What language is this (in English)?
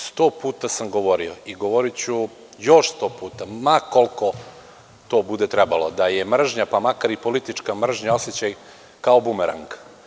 Serbian